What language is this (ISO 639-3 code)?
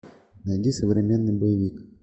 rus